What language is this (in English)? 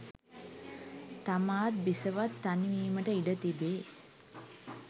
Sinhala